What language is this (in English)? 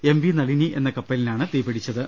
Malayalam